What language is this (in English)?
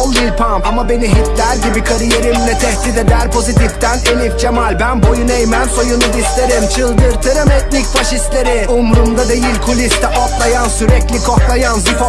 Turkish